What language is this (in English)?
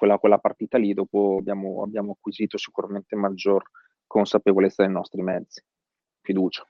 Italian